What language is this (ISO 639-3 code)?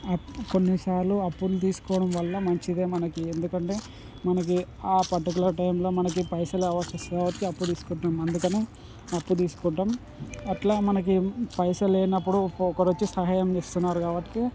tel